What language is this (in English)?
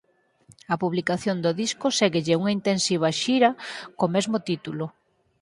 Galician